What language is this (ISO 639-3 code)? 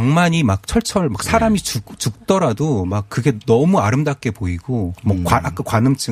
kor